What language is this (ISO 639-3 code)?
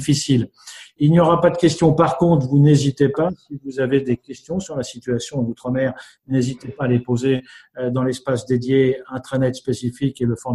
fra